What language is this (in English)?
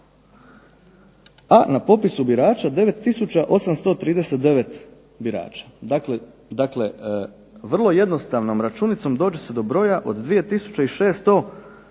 Croatian